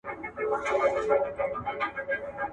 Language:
Pashto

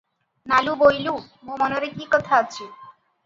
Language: Odia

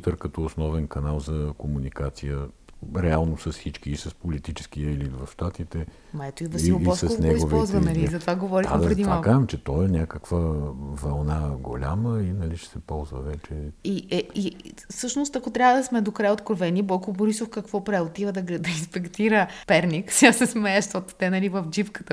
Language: Bulgarian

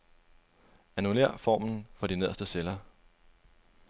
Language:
Danish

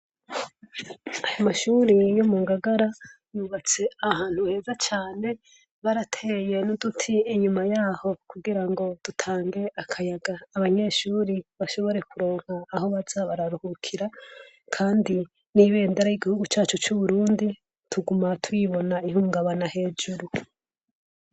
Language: Rundi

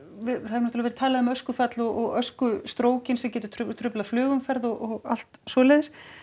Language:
Icelandic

